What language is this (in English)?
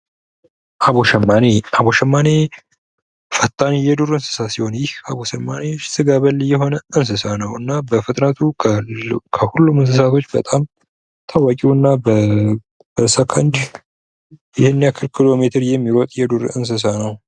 Amharic